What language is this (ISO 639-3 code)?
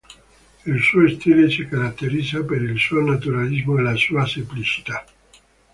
ita